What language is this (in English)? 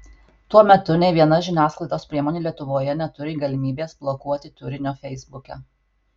Lithuanian